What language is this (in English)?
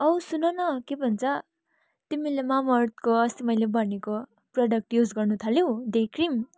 Nepali